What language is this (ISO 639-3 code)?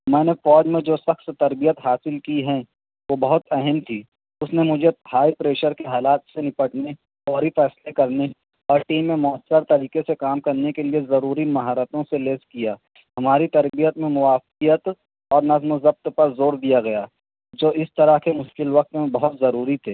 urd